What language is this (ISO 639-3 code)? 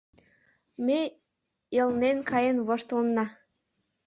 chm